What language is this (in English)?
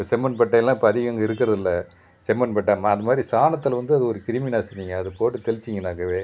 Tamil